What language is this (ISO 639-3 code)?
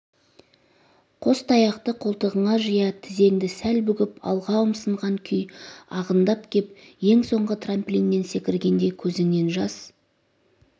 kaz